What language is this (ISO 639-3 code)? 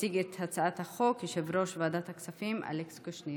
heb